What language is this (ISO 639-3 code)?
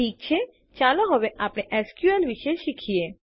guj